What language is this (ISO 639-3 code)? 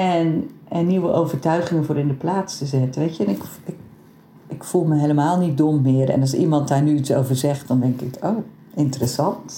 nld